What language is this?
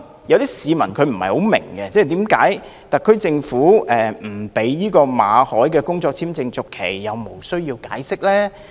Cantonese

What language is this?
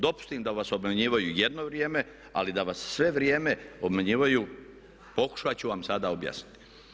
Croatian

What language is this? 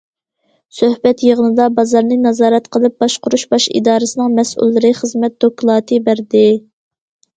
Uyghur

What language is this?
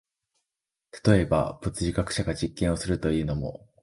Japanese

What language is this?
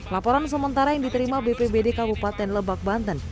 Indonesian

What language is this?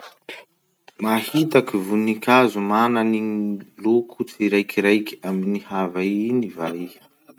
Masikoro Malagasy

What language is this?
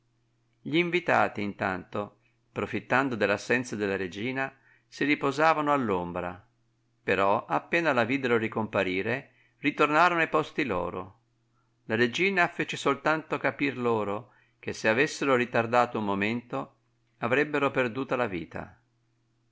Italian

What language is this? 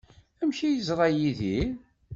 Kabyle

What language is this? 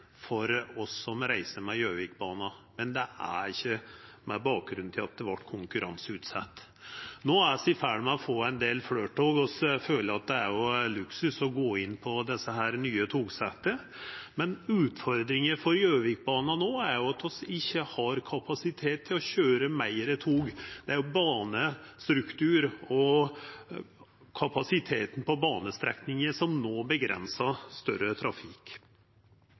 Norwegian Nynorsk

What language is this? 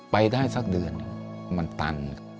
Thai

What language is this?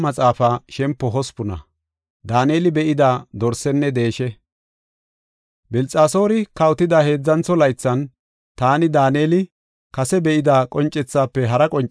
Gofa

